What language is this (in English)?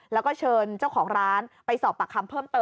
Thai